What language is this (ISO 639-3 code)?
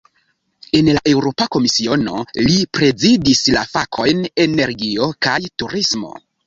epo